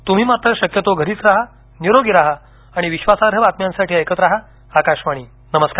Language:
Marathi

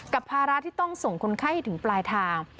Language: Thai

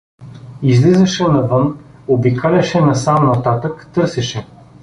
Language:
Bulgarian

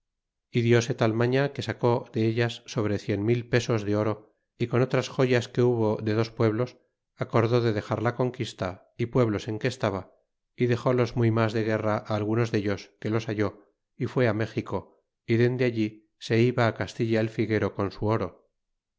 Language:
Spanish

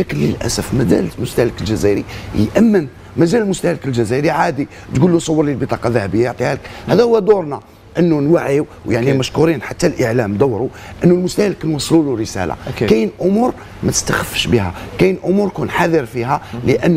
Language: Arabic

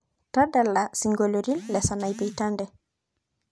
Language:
Masai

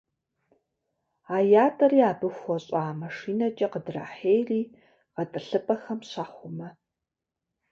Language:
Kabardian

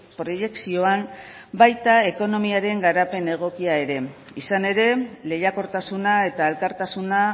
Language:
Basque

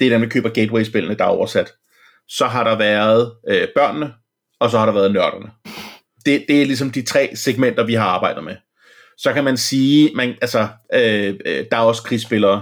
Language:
Danish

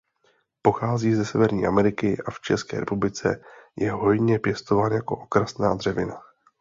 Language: Czech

